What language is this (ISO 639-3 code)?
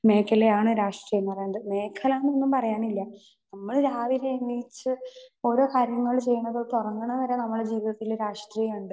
mal